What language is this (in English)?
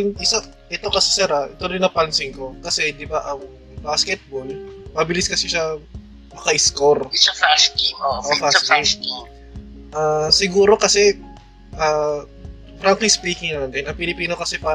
Filipino